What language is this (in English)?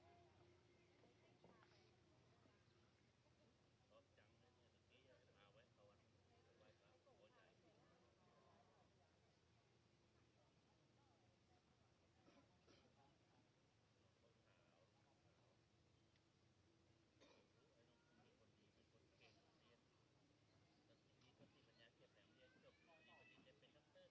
Thai